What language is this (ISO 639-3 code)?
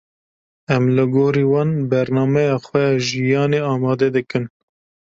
kur